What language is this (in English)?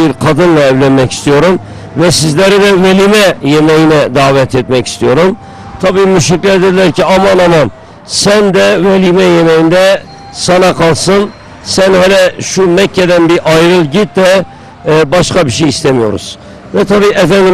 Turkish